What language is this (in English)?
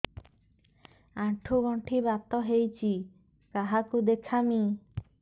Odia